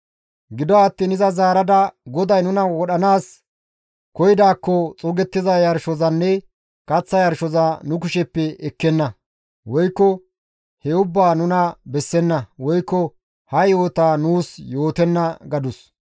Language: Gamo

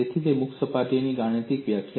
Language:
Gujarati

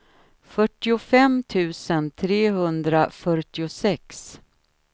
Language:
Swedish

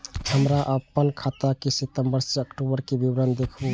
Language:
Maithili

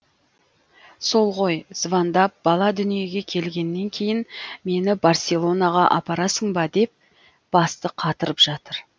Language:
Kazakh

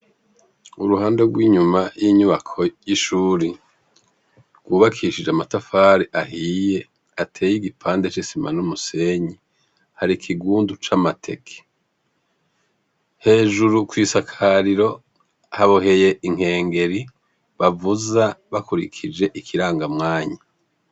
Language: Rundi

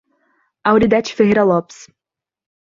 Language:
Portuguese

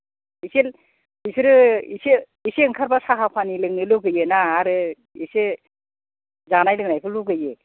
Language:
Bodo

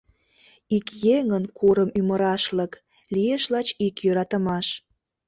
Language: Mari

